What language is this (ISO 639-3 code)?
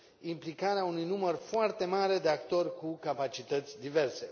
ron